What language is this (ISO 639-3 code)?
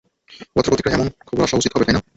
ben